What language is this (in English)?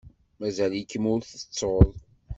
Kabyle